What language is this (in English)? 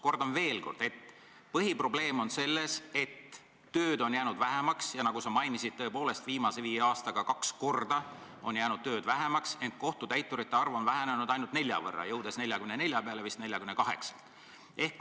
Estonian